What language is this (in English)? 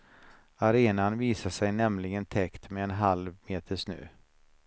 Swedish